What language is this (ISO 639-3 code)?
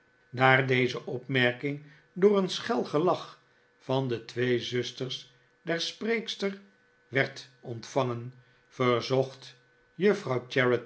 nld